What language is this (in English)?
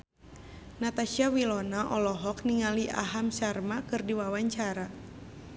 Sundanese